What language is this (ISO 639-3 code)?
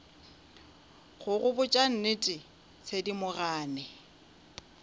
nso